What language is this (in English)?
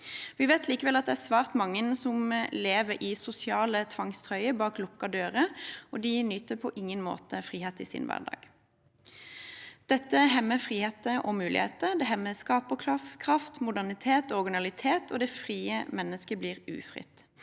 Norwegian